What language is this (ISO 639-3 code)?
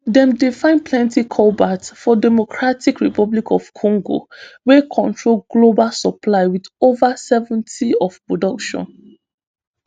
pcm